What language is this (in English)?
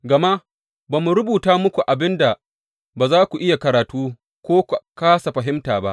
Hausa